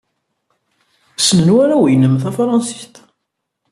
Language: Kabyle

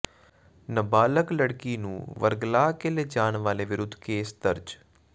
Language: Punjabi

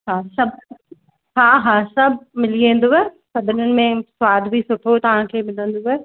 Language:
Sindhi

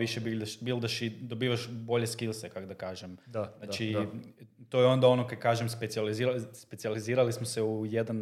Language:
Croatian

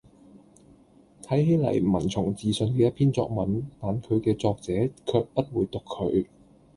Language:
Cantonese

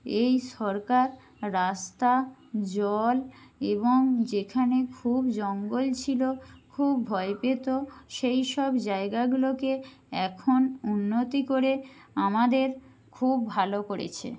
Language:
Bangla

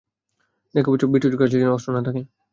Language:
Bangla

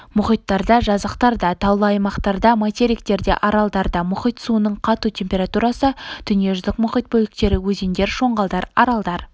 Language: Kazakh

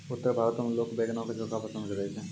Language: Maithili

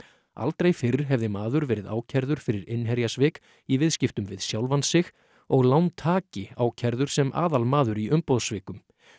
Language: Icelandic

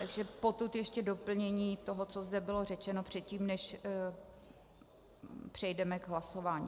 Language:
Czech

